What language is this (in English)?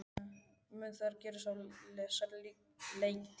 Icelandic